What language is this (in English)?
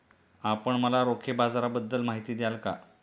Marathi